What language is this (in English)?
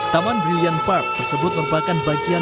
Indonesian